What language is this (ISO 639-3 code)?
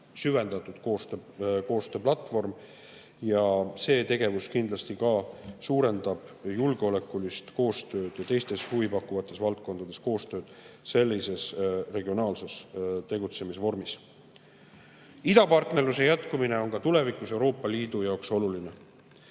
est